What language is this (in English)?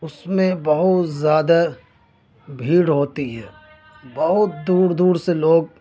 Urdu